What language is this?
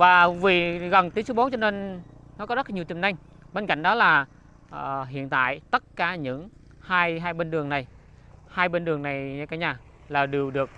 Vietnamese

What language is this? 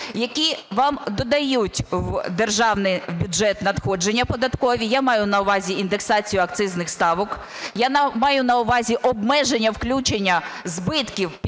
Ukrainian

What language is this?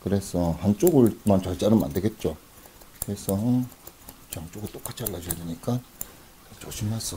Korean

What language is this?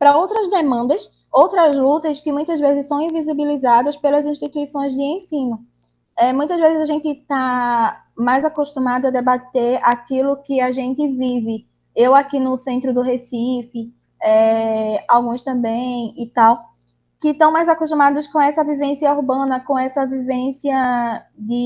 Portuguese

